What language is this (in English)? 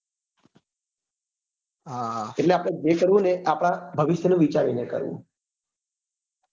Gujarati